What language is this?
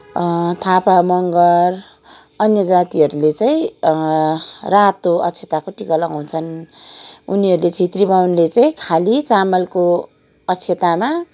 Nepali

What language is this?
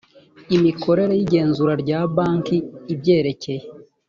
Kinyarwanda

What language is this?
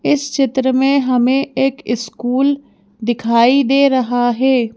Hindi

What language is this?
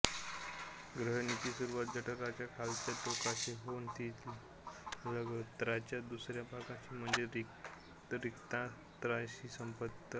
Marathi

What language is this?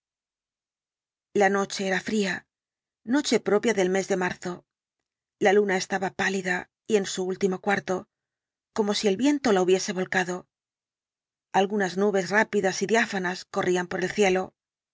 Spanish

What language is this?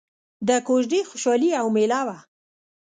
Pashto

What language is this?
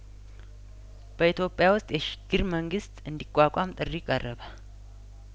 Amharic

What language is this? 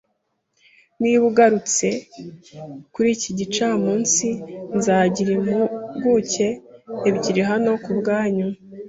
Kinyarwanda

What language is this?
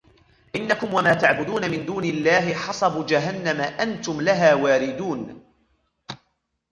Arabic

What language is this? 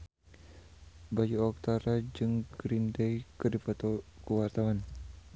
Sundanese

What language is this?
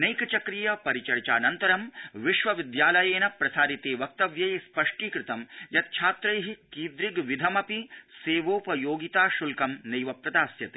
Sanskrit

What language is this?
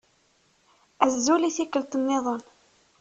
Kabyle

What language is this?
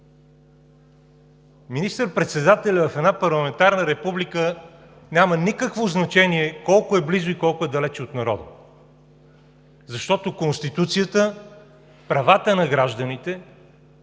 Bulgarian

